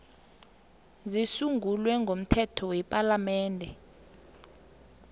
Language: South Ndebele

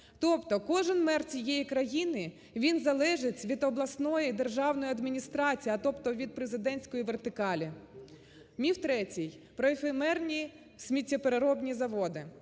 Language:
Ukrainian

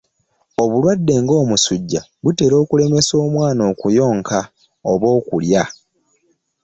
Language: Ganda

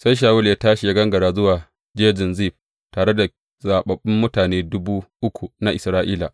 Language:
Hausa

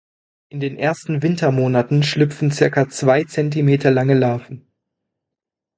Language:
German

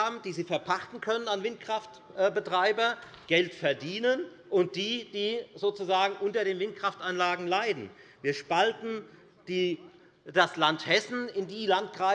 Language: German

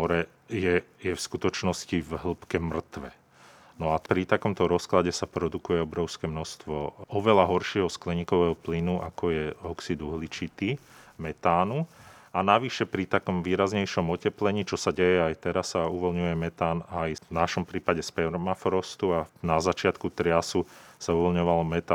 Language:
Slovak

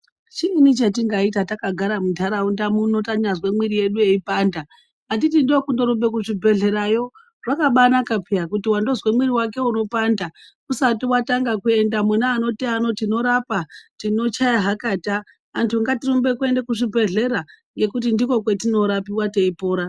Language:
Ndau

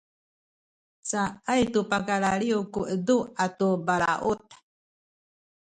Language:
Sakizaya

